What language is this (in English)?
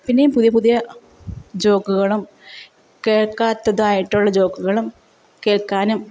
Malayalam